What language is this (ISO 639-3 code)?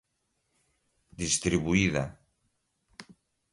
por